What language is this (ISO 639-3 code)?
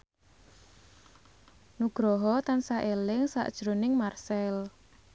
jav